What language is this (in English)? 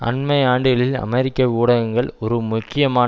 Tamil